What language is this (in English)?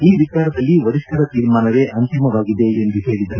Kannada